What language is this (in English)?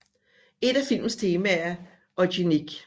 Danish